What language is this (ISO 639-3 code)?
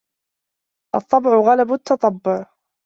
ara